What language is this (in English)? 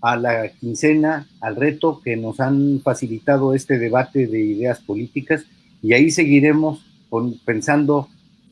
Spanish